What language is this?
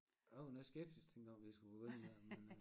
Danish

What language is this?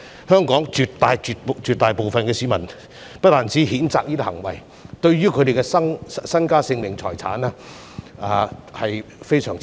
Cantonese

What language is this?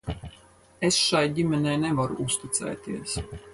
Latvian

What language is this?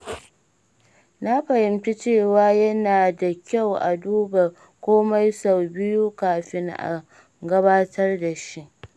Hausa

